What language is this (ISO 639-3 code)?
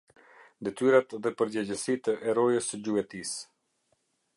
sqi